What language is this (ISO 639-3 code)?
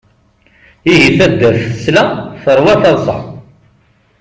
kab